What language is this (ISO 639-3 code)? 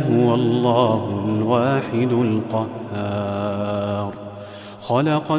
ara